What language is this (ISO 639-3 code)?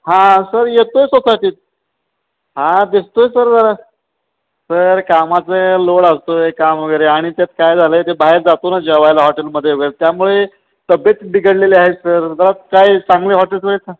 mar